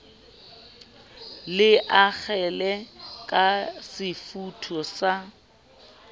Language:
Southern Sotho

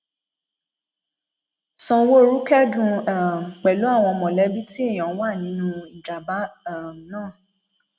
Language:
Yoruba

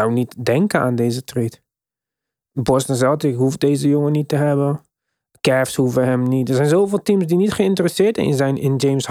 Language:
Dutch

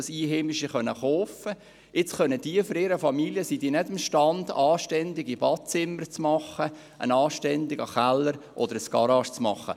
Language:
Swiss German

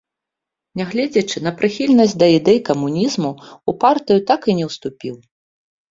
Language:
Belarusian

